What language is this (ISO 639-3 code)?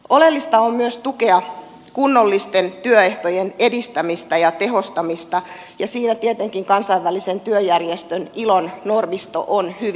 fin